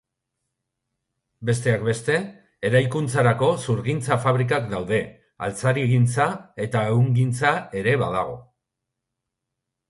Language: Basque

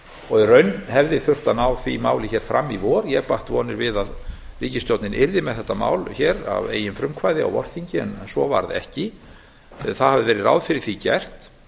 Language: Icelandic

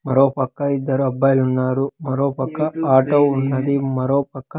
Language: Telugu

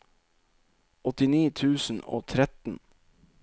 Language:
Norwegian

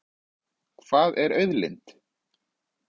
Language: Icelandic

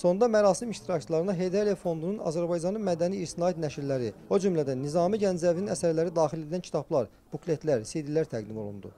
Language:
Turkish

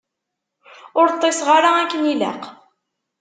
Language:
Kabyle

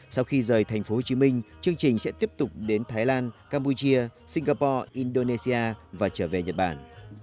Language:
Vietnamese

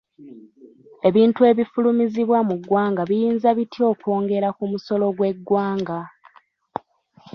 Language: Ganda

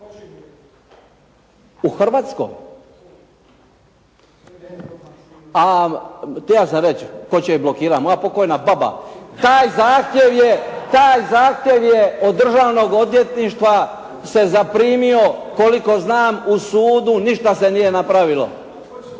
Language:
Croatian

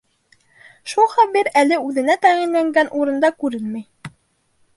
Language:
Bashkir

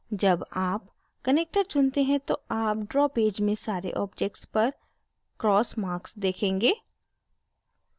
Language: Hindi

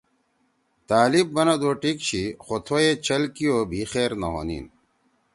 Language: Torwali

